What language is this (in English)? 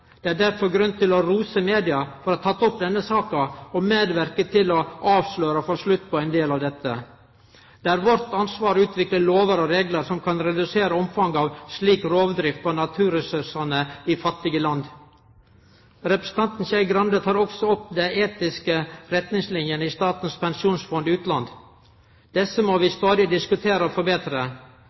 Norwegian Nynorsk